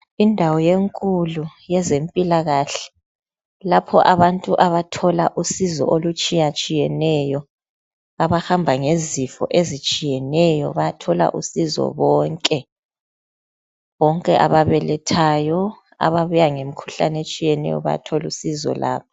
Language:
North Ndebele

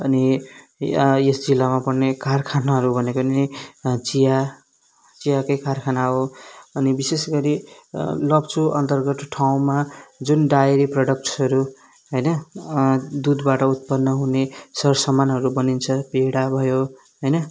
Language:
Nepali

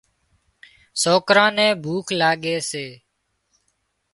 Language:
Wadiyara Koli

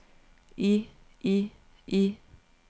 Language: Danish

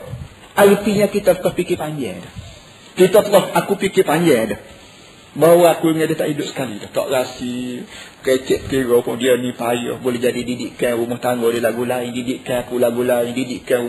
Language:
Malay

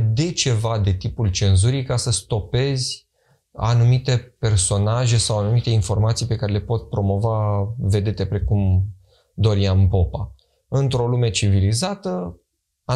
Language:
Romanian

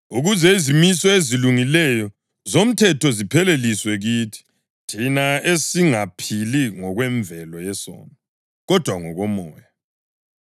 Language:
North Ndebele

